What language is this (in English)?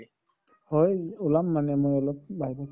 Assamese